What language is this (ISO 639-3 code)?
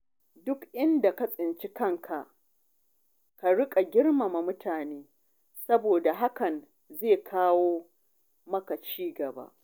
hau